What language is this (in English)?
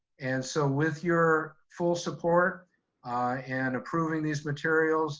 English